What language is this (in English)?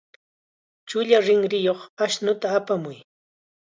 Chiquián Ancash Quechua